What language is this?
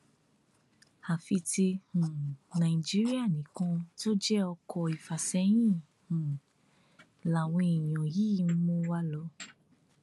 Yoruba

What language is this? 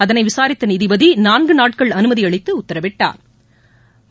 Tamil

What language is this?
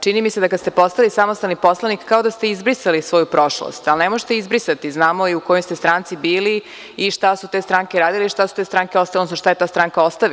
Serbian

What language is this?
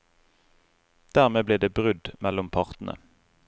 Norwegian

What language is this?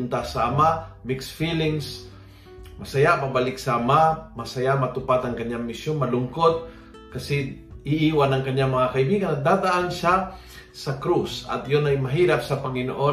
Filipino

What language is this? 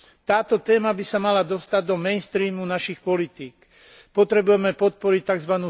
Slovak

